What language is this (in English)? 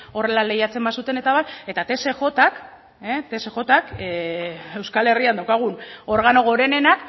Basque